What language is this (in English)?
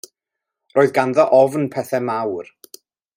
Welsh